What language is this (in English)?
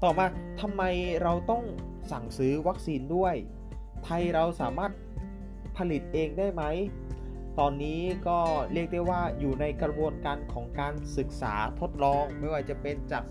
Thai